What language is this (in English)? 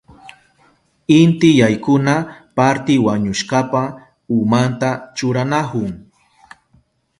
Southern Pastaza Quechua